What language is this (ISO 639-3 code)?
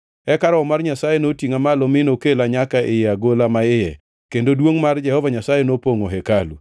luo